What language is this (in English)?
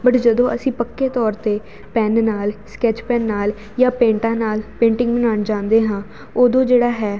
Punjabi